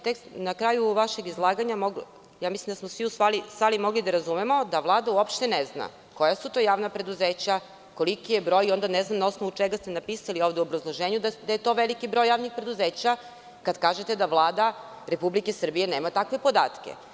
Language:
Serbian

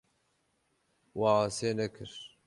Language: Kurdish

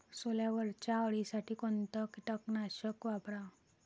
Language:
Marathi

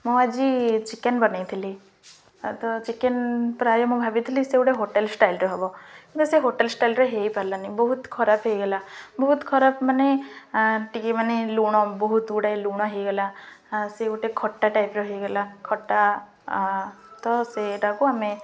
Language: Odia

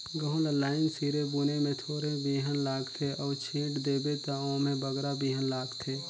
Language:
Chhattisgarhi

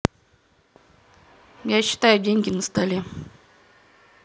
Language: Russian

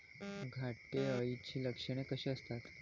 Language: Marathi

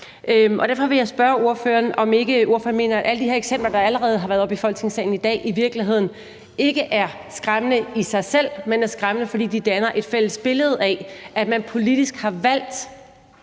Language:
Danish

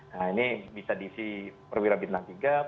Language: Indonesian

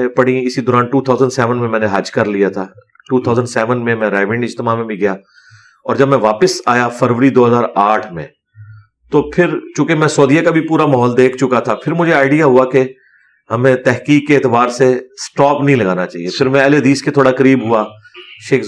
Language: Urdu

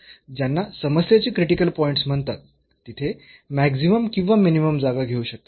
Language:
Marathi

